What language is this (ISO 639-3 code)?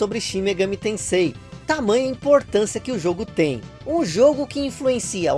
por